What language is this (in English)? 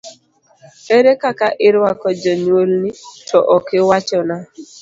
Luo (Kenya and Tanzania)